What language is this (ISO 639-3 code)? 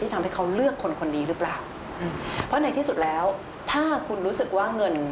tha